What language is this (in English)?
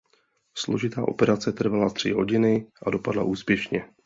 Czech